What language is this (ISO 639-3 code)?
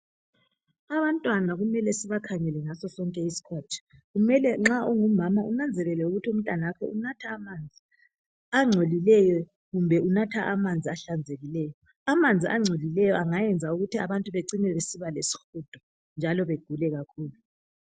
nde